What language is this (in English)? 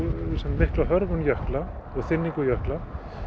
Icelandic